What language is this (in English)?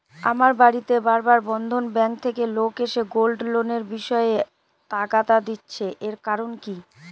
Bangla